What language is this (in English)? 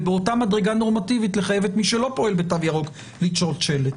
Hebrew